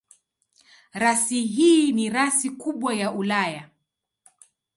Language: Swahili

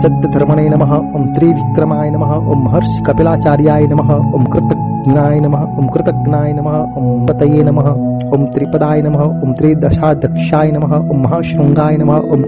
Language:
Gujarati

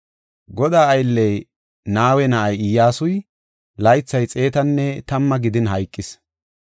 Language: Gofa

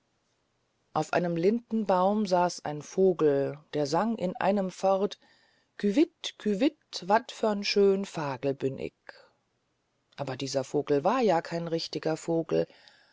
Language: German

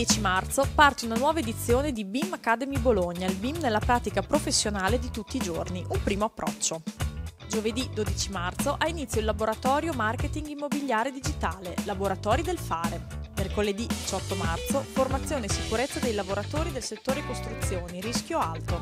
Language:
Italian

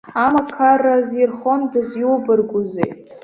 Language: Abkhazian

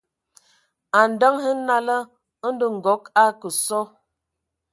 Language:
Ewondo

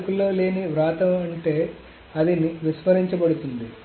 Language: Telugu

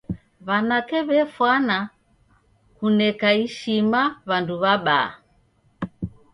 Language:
Taita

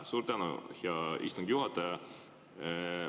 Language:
Estonian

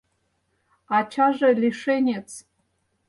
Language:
Mari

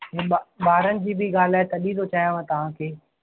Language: Sindhi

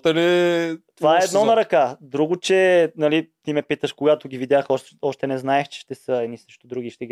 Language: Bulgarian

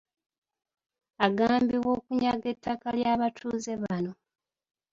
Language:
Ganda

